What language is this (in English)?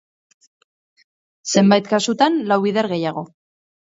Basque